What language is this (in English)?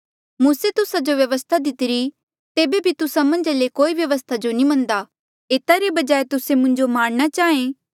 Mandeali